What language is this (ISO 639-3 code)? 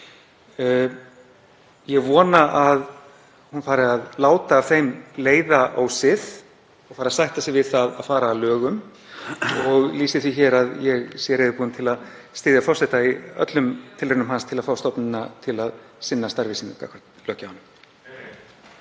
isl